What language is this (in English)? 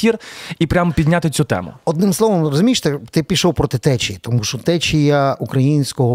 Ukrainian